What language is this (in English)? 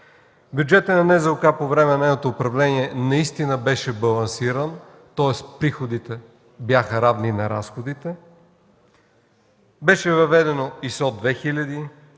Bulgarian